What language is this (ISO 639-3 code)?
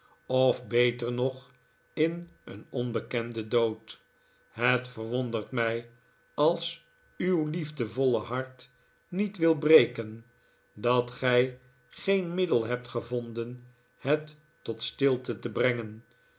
nld